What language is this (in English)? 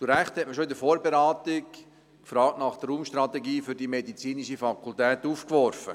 Swiss German